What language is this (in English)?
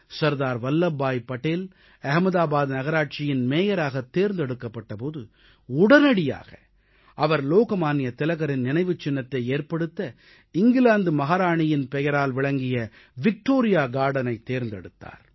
Tamil